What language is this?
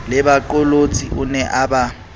Southern Sotho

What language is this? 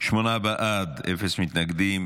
Hebrew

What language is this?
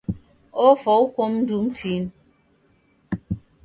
Taita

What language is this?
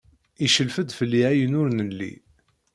Kabyle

